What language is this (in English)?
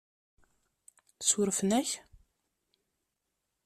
Kabyle